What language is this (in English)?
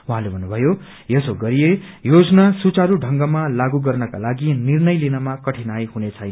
Nepali